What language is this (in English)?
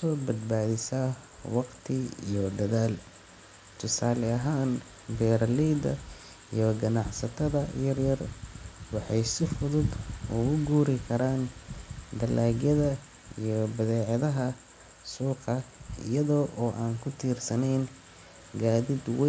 Somali